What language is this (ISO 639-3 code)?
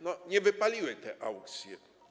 pol